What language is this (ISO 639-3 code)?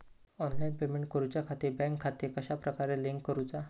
mar